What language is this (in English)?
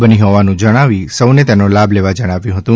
Gujarati